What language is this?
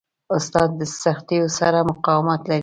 Pashto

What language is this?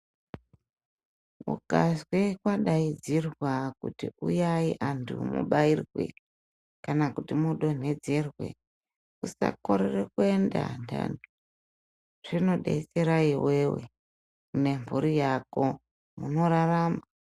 Ndau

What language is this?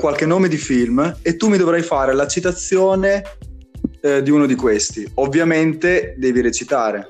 Italian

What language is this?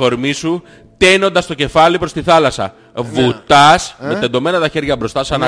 Greek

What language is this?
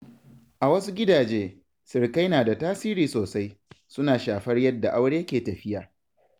Hausa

